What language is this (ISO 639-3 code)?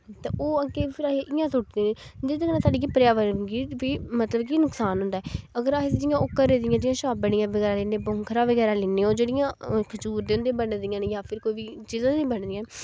doi